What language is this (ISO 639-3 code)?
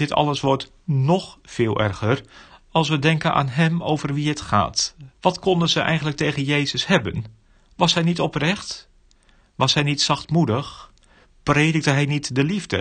nld